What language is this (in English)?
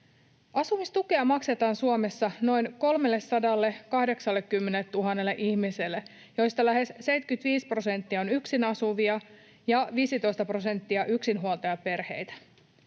Finnish